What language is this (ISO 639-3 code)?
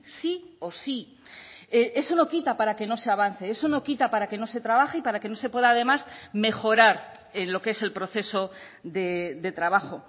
spa